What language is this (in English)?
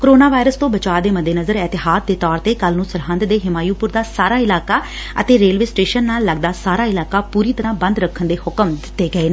Punjabi